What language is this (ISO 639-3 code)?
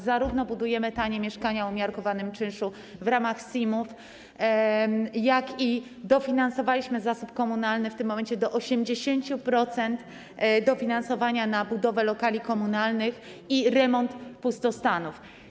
pol